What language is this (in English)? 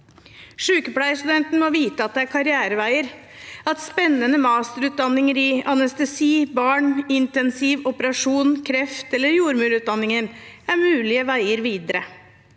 Norwegian